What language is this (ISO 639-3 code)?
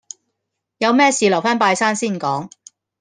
yue